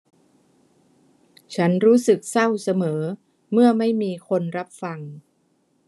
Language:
Thai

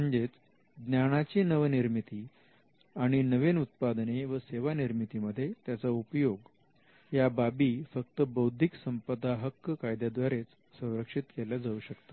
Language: Marathi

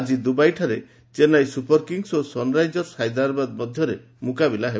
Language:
Odia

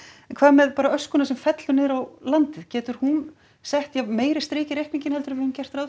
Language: Icelandic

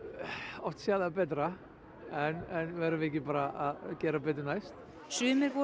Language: Icelandic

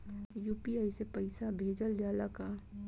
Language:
Bhojpuri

